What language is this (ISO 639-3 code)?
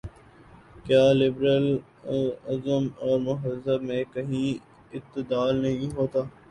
urd